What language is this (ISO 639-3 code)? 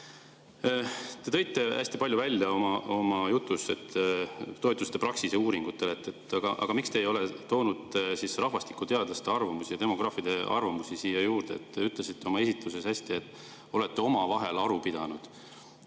est